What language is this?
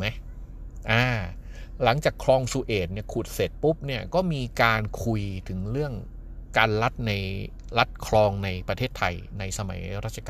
Thai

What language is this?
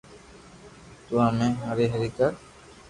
Loarki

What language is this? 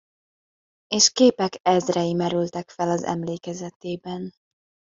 Hungarian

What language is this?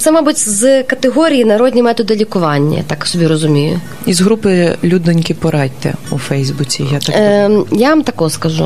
Ukrainian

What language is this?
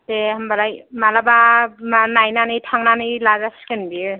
Bodo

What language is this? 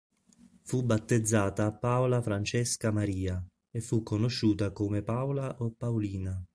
Italian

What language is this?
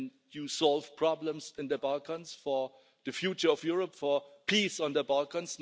English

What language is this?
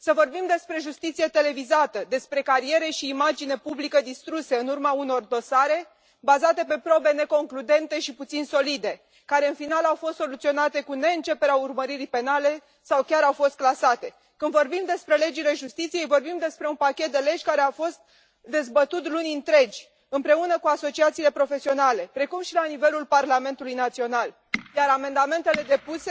Romanian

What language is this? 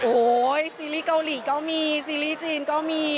Thai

